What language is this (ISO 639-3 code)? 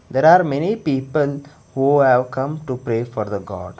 eng